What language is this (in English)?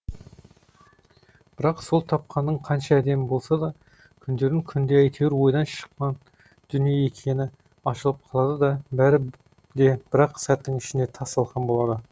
Kazakh